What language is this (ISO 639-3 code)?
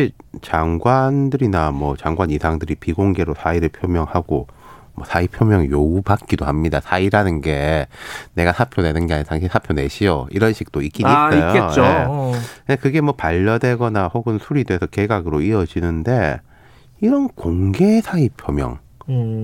kor